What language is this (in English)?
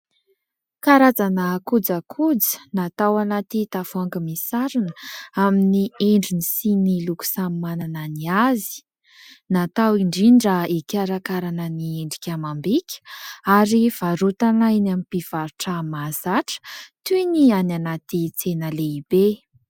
Malagasy